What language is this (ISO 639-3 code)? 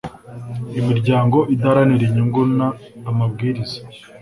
kin